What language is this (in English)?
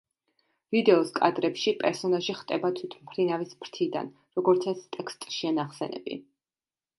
Georgian